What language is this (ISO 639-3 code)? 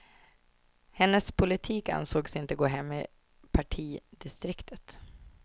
swe